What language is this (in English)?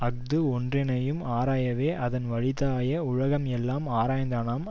Tamil